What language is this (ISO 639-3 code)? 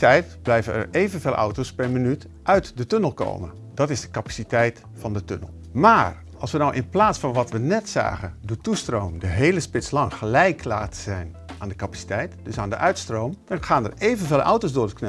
nld